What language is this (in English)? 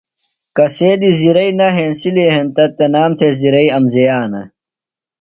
Phalura